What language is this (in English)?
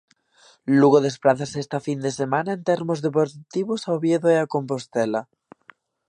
Galician